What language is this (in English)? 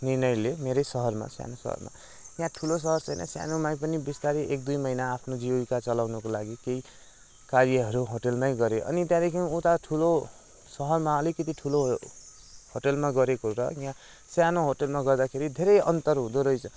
Nepali